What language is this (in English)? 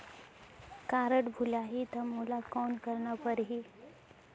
Chhattisgarhi